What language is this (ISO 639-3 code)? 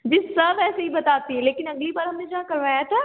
urd